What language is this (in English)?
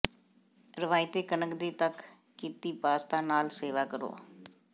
Punjabi